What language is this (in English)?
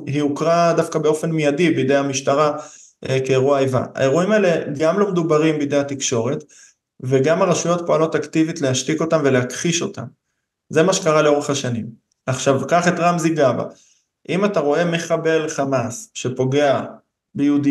Hebrew